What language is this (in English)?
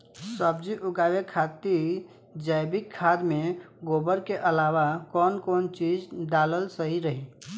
Bhojpuri